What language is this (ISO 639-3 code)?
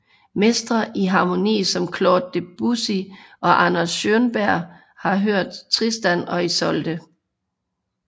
dan